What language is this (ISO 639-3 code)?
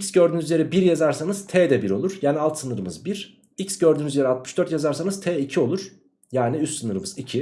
tur